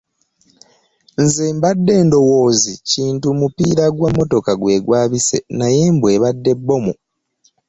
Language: Ganda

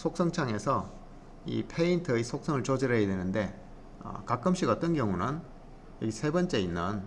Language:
Korean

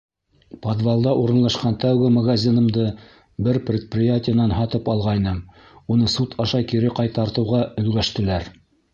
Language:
Bashkir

